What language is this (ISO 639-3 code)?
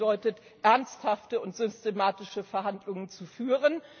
deu